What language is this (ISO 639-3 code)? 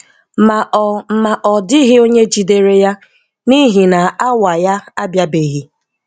ibo